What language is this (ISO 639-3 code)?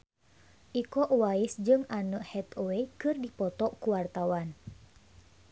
sun